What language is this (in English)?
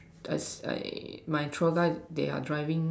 English